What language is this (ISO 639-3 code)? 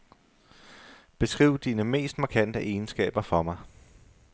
dan